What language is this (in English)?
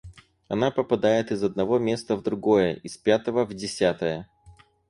Russian